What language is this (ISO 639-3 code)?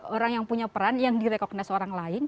ind